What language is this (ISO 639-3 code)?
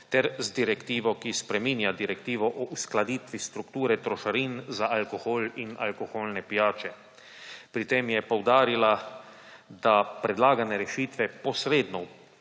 slv